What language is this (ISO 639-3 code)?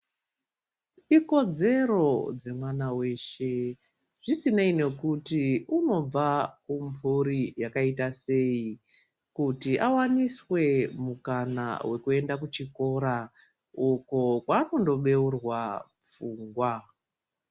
ndc